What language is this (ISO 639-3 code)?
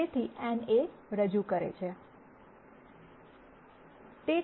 guj